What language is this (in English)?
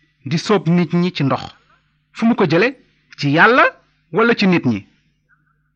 Italian